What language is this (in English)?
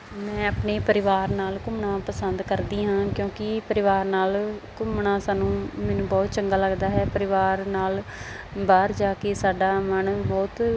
Punjabi